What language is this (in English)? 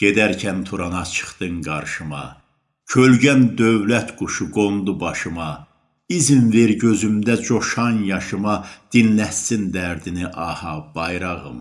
Azerbaijani